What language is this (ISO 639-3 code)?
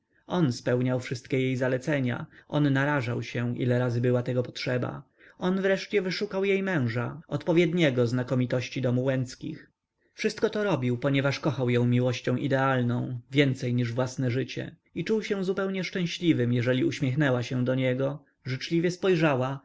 pol